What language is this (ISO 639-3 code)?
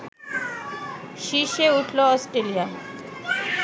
ben